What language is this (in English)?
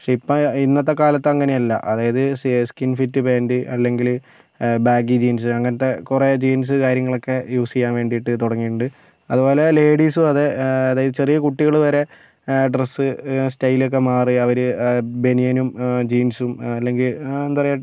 Malayalam